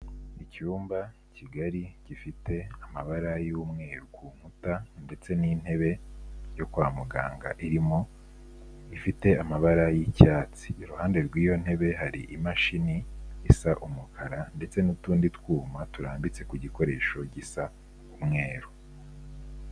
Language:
Kinyarwanda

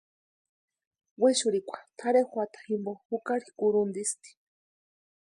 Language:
Western Highland Purepecha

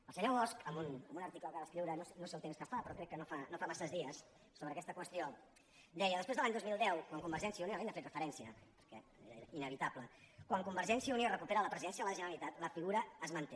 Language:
Catalan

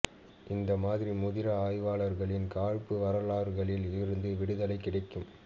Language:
Tamil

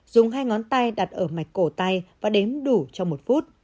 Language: Vietnamese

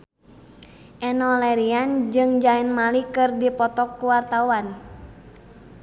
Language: Sundanese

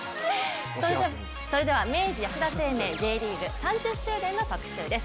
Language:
Japanese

